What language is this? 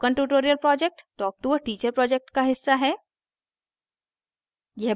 Hindi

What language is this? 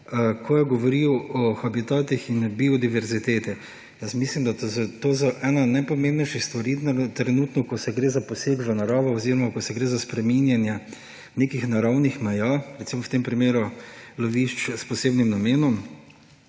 Slovenian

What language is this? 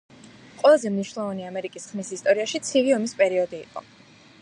Georgian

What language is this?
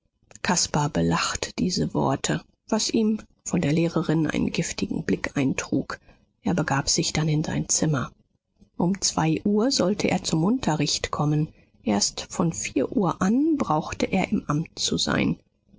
German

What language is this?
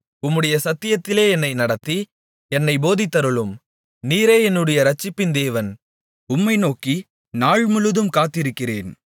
Tamil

